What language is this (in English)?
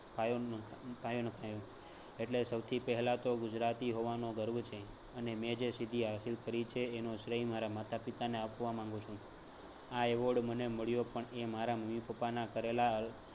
Gujarati